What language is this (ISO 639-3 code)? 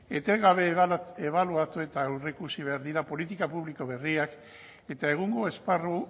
eus